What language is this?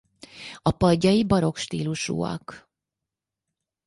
Hungarian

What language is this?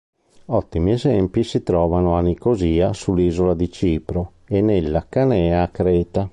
Italian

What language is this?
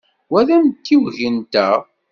Kabyle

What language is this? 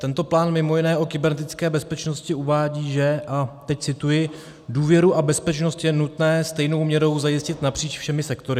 Czech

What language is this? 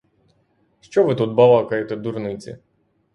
Ukrainian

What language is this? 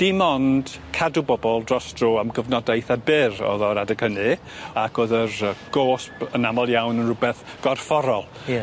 Welsh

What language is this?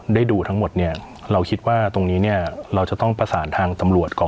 Thai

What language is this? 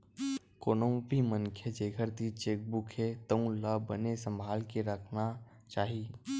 Chhattisgarhi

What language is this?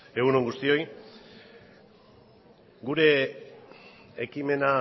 Basque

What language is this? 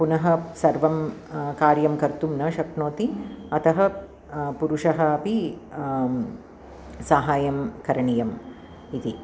Sanskrit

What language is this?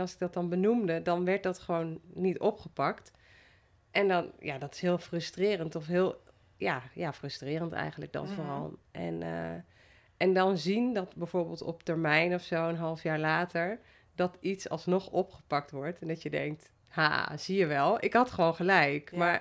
Dutch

